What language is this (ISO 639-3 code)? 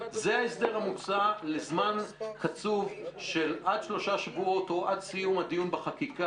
heb